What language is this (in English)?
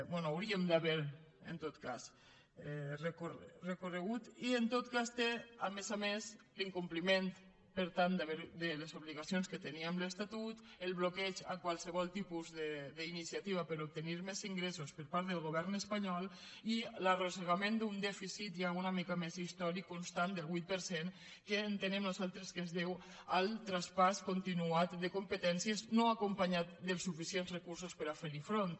Catalan